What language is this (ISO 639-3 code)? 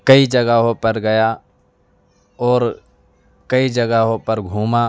urd